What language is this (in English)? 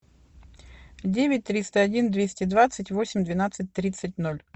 Russian